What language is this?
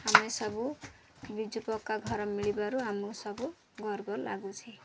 Odia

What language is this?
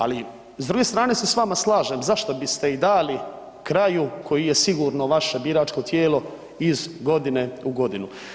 Croatian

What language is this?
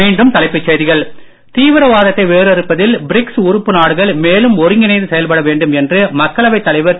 Tamil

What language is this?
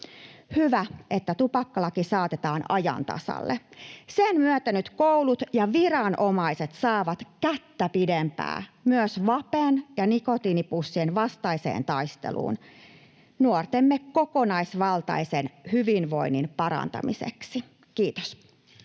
Finnish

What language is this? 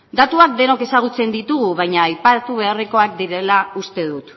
Basque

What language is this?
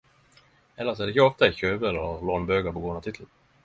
Norwegian Nynorsk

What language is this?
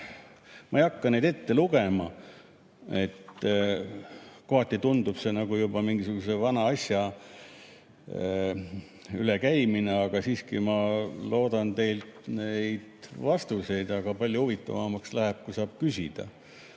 Estonian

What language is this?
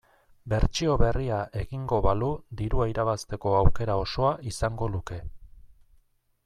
Basque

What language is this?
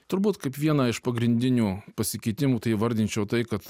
Lithuanian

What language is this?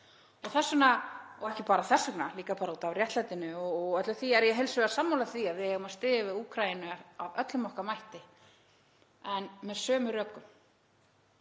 Icelandic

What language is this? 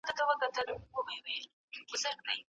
Pashto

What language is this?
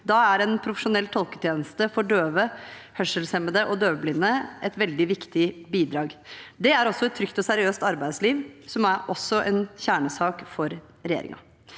Norwegian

